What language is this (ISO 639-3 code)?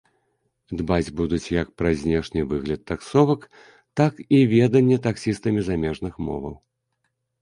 bel